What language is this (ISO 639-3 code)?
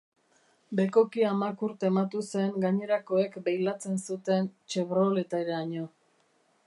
eus